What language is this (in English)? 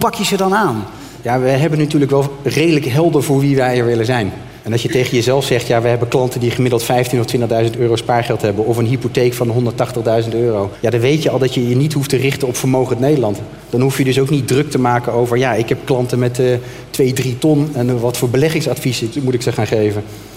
Dutch